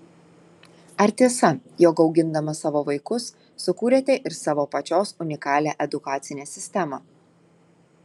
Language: Lithuanian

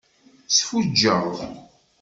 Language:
Kabyle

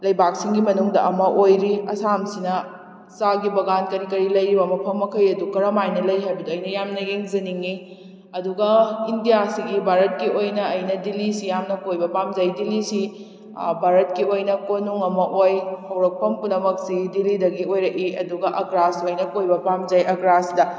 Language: Manipuri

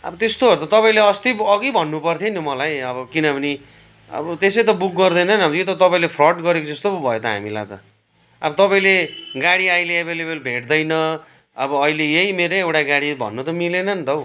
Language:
Nepali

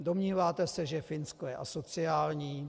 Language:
Czech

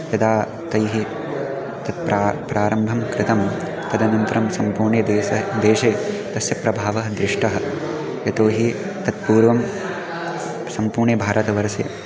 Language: Sanskrit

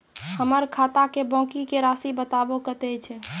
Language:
Maithili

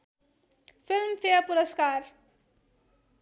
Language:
Nepali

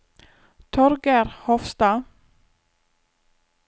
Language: Norwegian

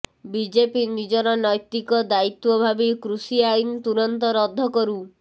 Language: Odia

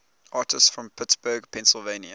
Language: English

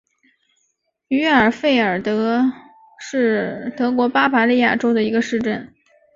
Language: Chinese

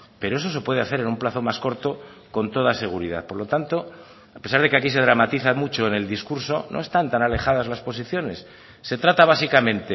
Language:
Spanish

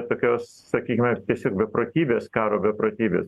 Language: Lithuanian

